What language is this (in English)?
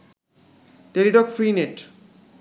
Bangla